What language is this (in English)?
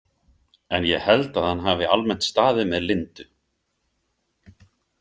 Icelandic